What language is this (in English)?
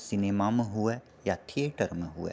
Maithili